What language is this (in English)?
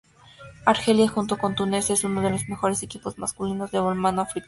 Spanish